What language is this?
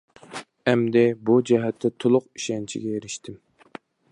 Uyghur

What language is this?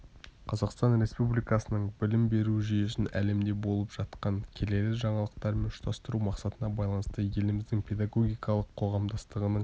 Kazakh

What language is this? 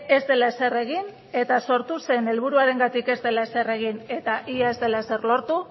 Basque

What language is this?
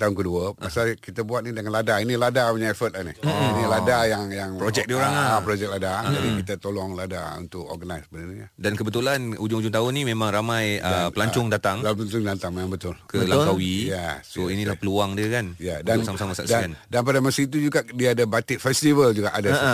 Malay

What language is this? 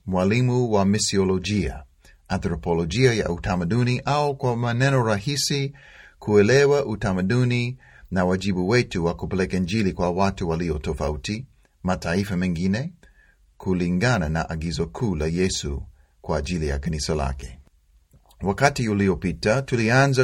Swahili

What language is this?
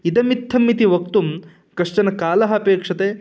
Sanskrit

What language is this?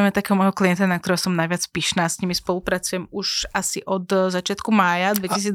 Slovak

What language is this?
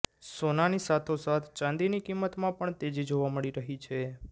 Gujarati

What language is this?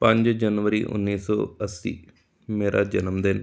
Punjabi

